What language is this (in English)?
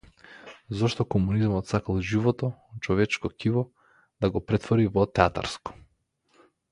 Macedonian